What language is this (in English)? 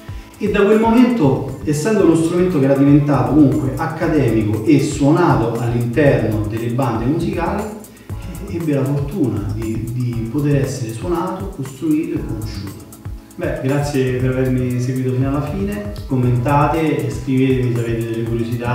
Italian